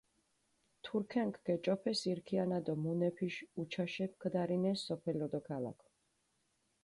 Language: Mingrelian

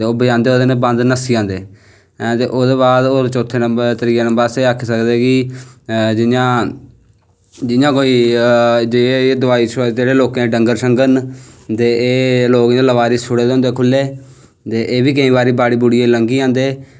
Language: Dogri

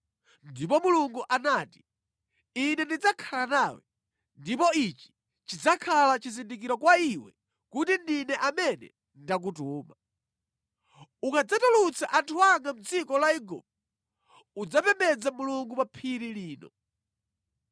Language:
Nyanja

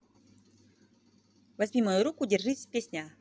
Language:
Russian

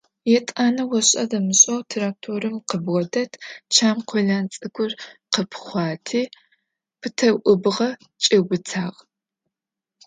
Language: Adyghe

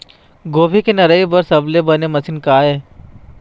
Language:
Chhattisgarhi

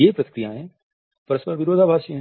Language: Hindi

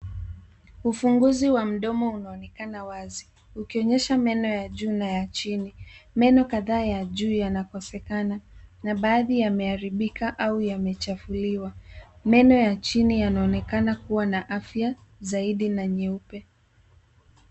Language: Swahili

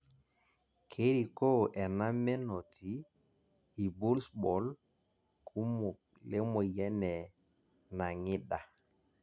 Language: Masai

